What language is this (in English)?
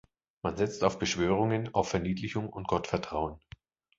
German